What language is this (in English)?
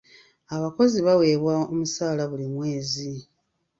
Ganda